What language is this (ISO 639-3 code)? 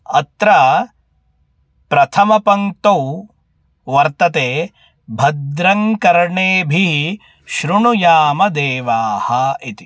san